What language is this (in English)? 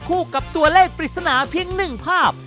Thai